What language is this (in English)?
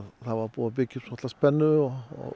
Icelandic